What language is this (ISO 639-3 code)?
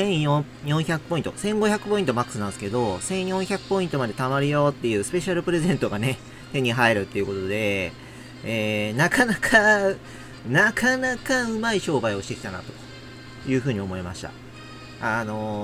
jpn